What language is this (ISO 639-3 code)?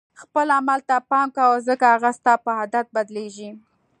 pus